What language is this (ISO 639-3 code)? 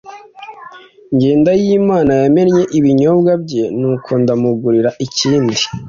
kin